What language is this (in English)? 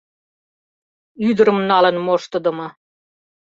Mari